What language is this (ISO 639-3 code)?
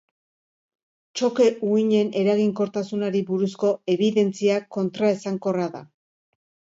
eus